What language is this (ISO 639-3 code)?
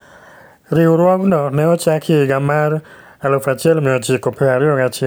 luo